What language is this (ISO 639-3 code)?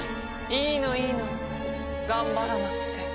jpn